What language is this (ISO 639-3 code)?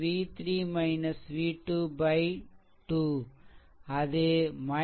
tam